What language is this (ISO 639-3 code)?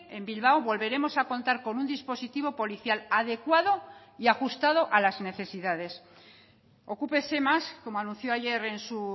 spa